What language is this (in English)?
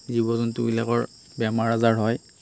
Assamese